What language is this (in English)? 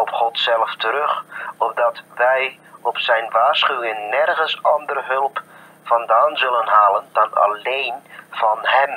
Dutch